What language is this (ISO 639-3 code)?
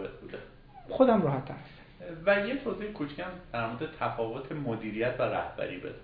fas